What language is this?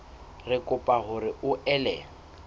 Southern Sotho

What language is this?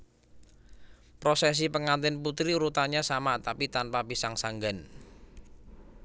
Javanese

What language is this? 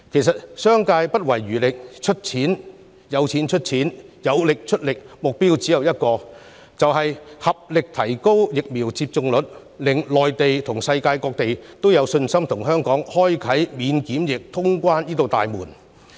Cantonese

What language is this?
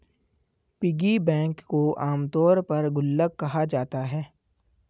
Hindi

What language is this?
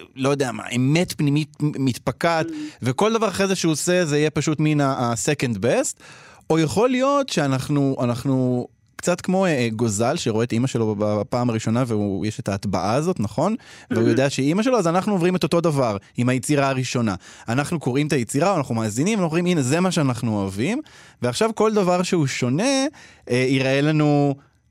Hebrew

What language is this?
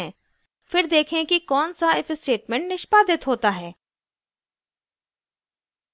Hindi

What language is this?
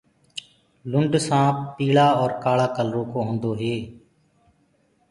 Gurgula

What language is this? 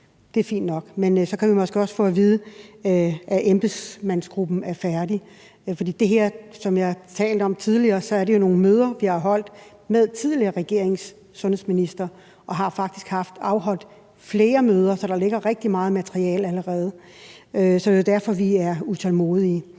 Danish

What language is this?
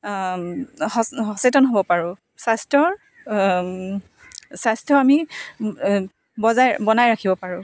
Assamese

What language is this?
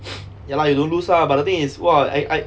English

